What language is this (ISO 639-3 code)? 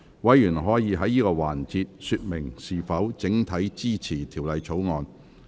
yue